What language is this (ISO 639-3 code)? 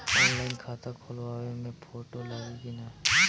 bho